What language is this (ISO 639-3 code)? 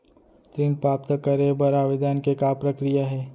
hne